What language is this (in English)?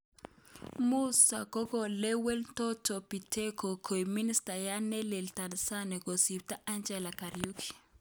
Kalenjin